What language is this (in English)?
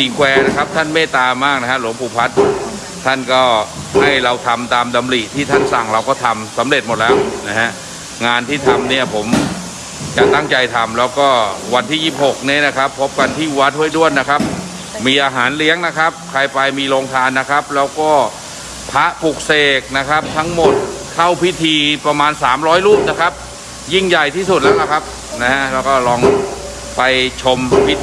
Thai